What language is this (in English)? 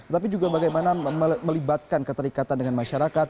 Indonesian